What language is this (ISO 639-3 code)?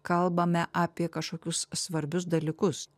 lit